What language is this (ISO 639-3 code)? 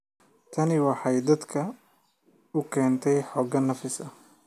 som